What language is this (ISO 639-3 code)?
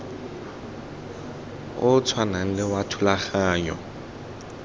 tsn